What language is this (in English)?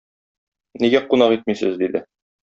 Tatar